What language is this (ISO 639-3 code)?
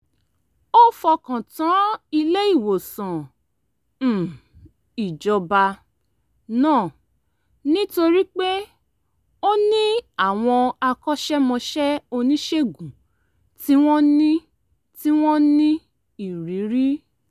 yor